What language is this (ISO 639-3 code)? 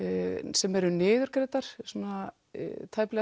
isl